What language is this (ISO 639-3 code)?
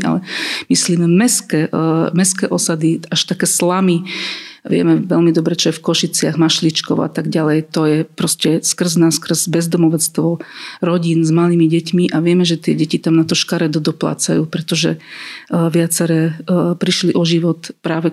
slk